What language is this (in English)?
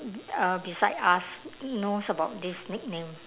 English